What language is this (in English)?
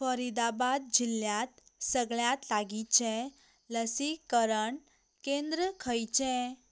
Konkani